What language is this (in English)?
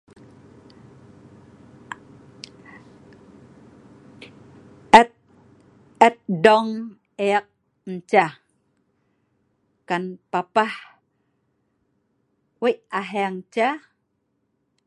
Sa'ban